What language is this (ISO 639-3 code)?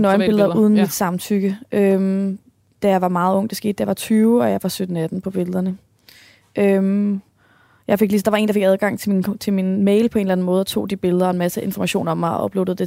dan